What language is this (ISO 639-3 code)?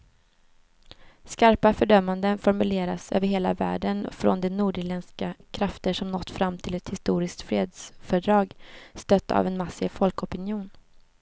swe